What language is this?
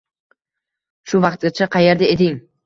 Uzbek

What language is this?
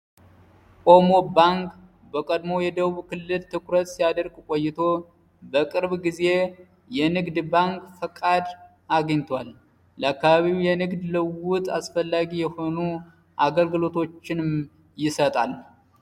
Amharic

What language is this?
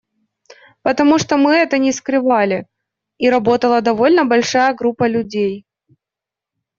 Russian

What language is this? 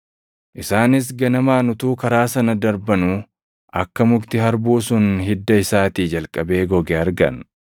Oromo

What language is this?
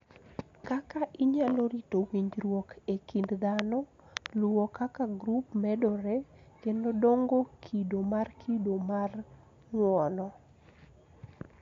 Luo (Kenya and Tanzania)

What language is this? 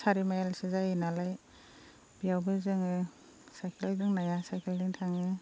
Bodo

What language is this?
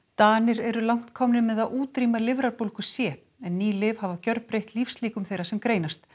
Icelandic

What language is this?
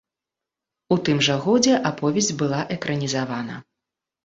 Belarusian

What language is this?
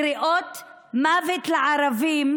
Hebrew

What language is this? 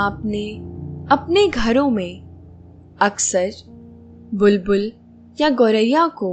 Hindi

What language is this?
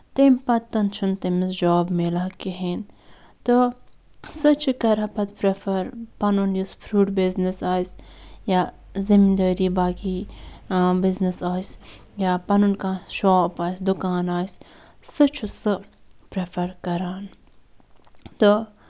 Kashmiri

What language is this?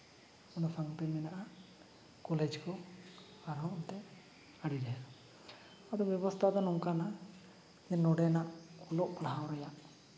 Santali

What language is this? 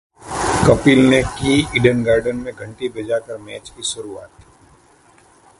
Hindi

